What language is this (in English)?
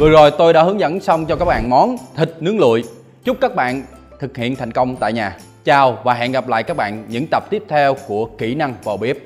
Vietnamese